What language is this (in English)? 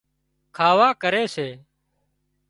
Wadiyara Koli